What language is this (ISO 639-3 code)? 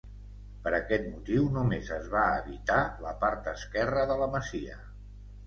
cat